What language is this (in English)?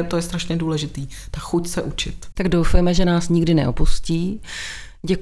Czech